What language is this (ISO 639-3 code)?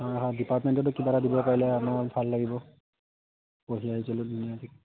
asm